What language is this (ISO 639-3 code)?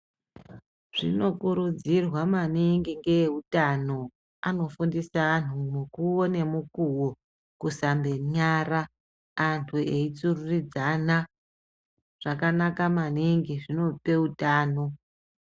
ndc